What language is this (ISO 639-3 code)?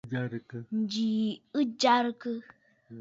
bfd